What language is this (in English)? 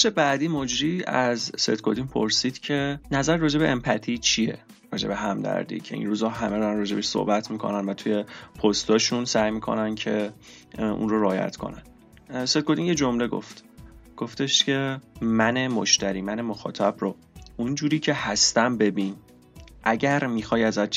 Persian